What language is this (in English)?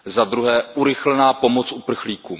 Czech